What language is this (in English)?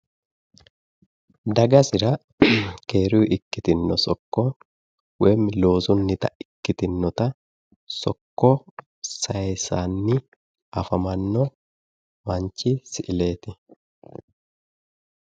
Sidamo